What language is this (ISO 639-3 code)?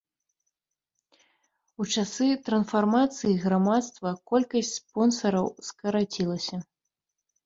bel